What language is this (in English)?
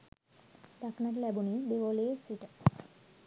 Sinhala